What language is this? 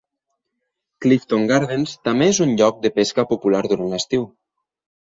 Catalan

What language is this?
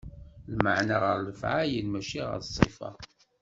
Kabyle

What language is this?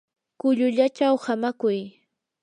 Yanahuanca Pasco Quechua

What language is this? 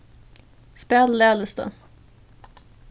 Faroese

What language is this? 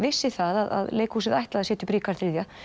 Icelandic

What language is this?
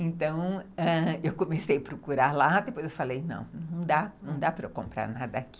Portuguese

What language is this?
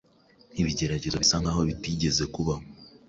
Kinyarwanda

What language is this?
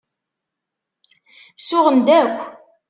Kabyle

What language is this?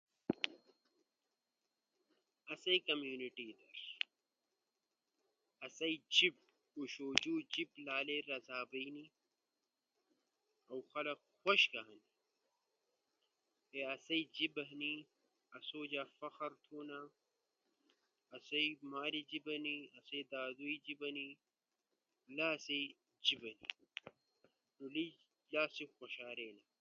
Ushojo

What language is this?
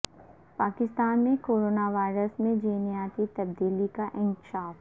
Urdu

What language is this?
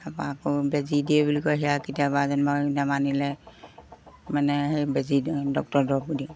Assamese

